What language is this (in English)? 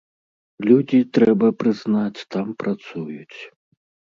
Belarusian